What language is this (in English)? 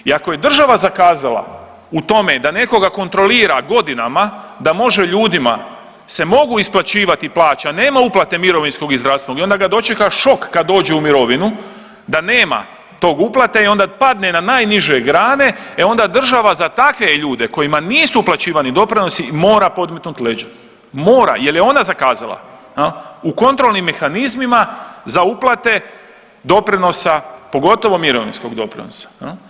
Croatian